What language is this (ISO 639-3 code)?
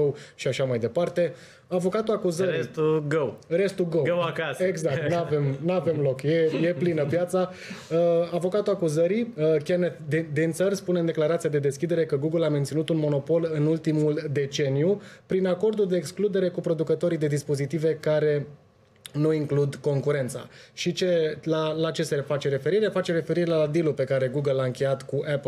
ron